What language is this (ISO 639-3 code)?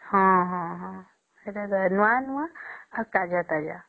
ori